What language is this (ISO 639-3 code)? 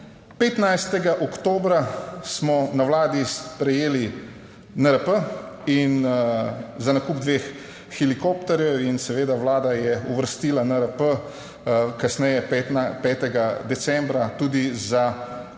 slv